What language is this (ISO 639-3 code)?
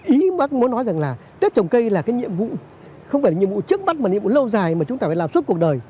vie